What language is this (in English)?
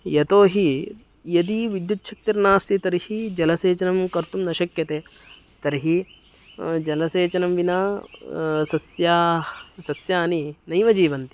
Sanskrit